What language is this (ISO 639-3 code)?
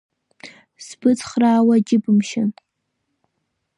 abk